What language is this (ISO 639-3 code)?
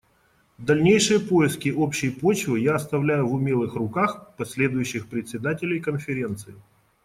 rus